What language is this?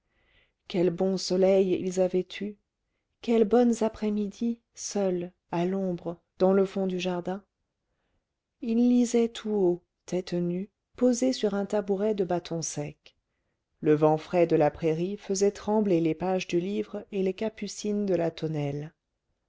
French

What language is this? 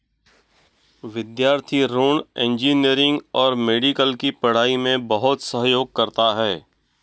Hindi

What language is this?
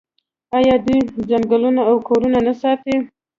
Pashto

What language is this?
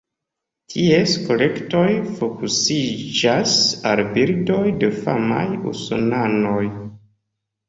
Esperanto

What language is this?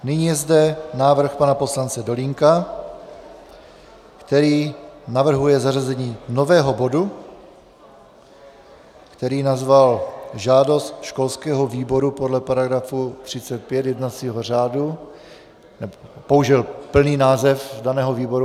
Czech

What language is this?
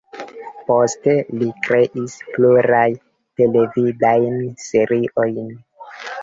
Esperanto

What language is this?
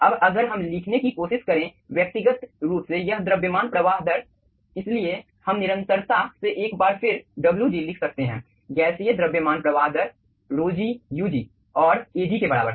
Hindi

